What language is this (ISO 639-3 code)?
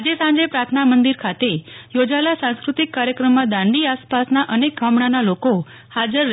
guj